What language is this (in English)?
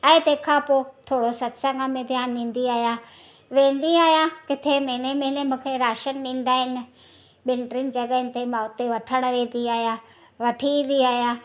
Sindhi